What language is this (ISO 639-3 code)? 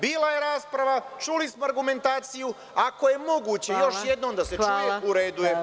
srp